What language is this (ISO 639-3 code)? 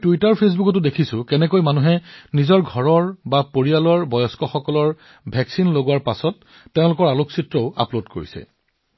asm